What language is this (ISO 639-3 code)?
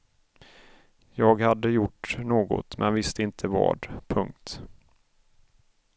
swe